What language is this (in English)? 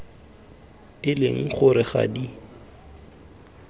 Tswana